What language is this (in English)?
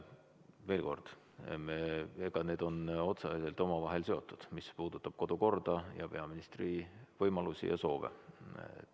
Estonian